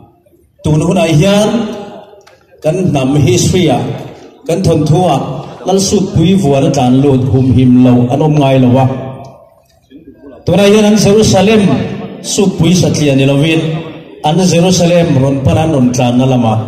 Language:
Arabic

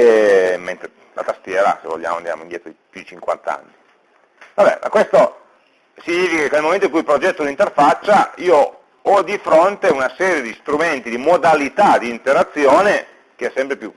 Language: Italian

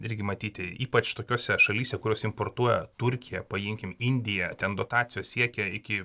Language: Lithuanian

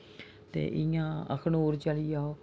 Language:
Dogri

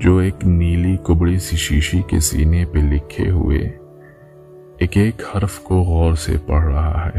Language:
Urdu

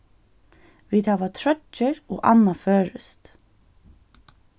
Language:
Faroese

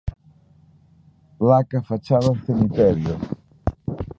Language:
Galician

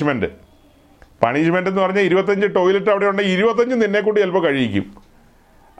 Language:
Malayalam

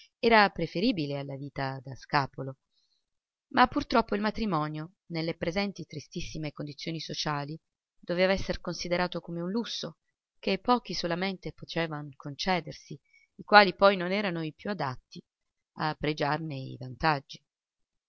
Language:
Italian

